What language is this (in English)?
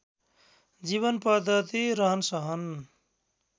Nepali